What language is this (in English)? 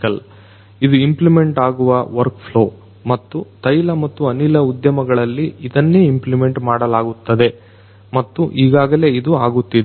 Kannada